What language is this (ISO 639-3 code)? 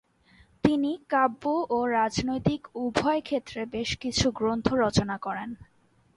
ben